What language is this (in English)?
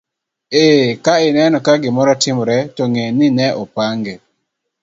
Luo (Kenya and Tanzania)